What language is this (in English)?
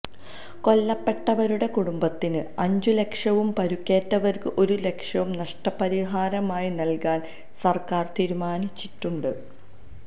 Malayalam